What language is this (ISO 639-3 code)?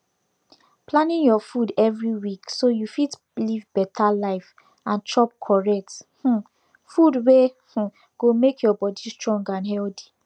pcm